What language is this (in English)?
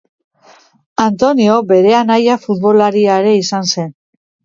Basque